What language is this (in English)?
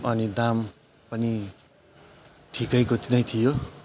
Nepali